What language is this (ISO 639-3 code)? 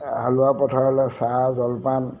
asm